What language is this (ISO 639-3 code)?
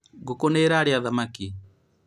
kik